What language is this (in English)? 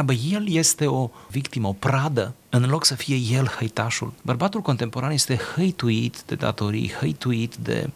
Romanian